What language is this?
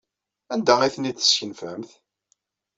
Kabyle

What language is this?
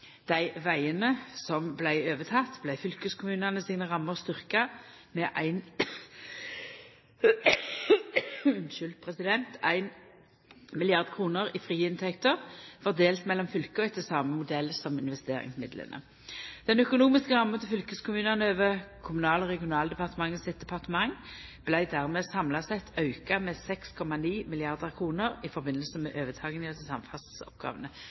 Norwegian Nynorsk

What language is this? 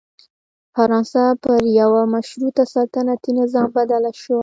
Pashto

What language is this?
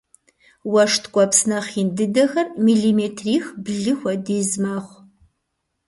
Kabardian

